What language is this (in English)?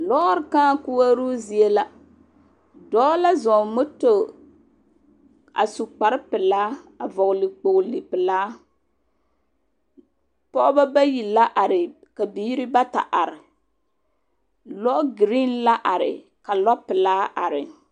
Southern Dagaare